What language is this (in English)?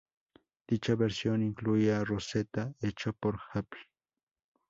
Spanish